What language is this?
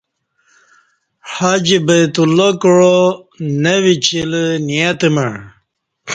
Kati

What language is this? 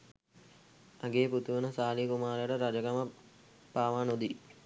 Sinhala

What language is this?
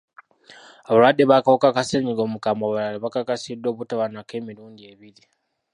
Ganda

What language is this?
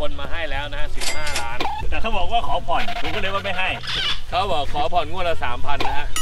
Thai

